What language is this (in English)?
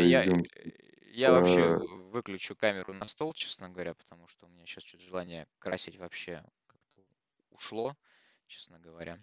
Russian